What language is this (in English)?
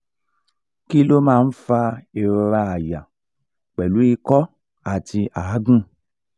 Yoruba